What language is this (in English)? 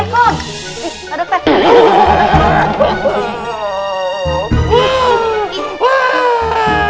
Indonesian